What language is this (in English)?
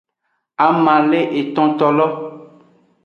Aja (Benin)